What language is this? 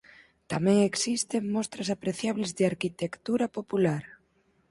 Galician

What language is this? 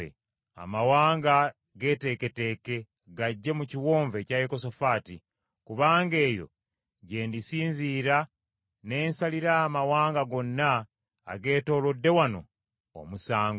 Ganda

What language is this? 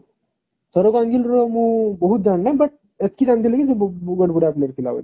Odia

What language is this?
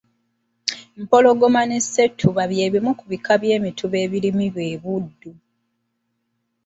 Ganda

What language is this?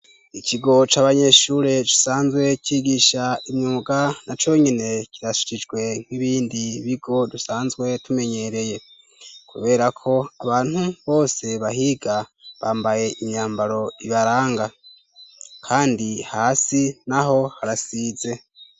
Rundi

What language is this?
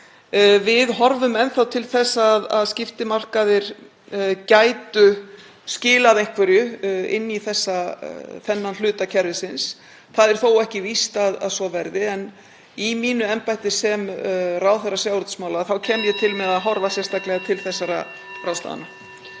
Icelandic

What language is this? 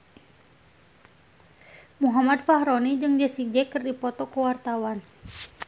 Sundanese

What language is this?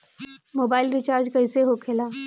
Bhojpuri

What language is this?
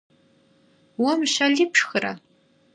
Kabardian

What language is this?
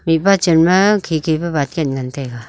Wancho Naga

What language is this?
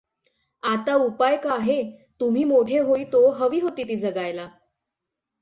Marathi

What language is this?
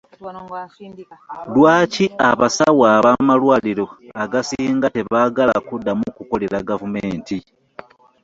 Ganda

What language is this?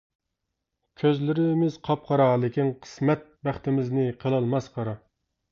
Uyghur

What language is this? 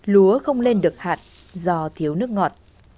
Vietnamese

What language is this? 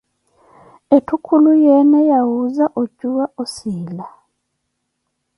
Koti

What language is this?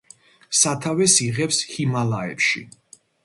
Georgian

